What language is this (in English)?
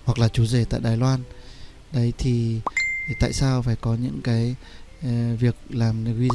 Vietnamese